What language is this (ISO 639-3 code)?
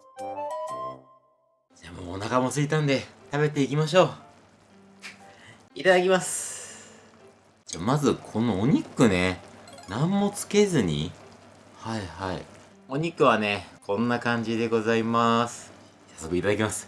jpn